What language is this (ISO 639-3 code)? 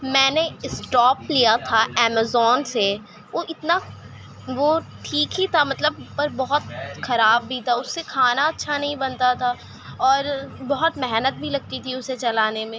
urd